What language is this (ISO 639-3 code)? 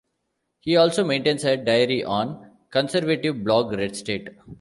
eng